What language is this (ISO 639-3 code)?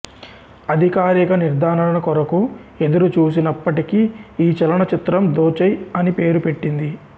tel